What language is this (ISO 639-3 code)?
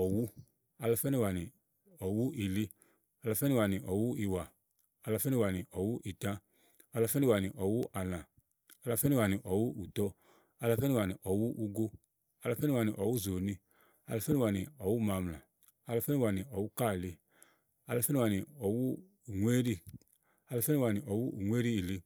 ahl